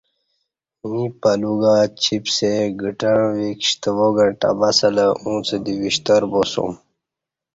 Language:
Kati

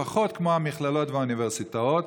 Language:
Hebrew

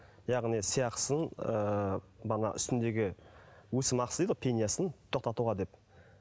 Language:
Kazakh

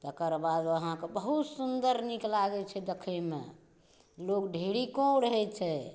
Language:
Maithili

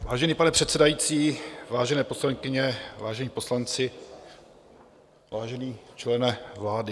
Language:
Czech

